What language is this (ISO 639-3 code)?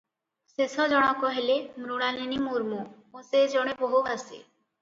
ori